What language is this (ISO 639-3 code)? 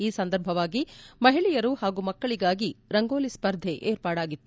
kan